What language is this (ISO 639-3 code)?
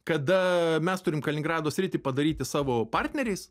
lit